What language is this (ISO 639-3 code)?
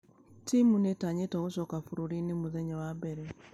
kik